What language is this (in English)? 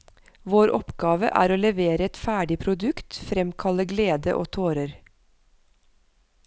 Norwegian